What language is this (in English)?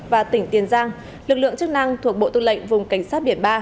Vietnamese